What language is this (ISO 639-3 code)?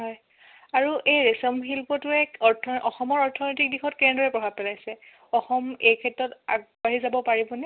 asm